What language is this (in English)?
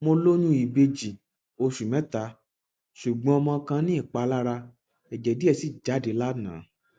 Yoruba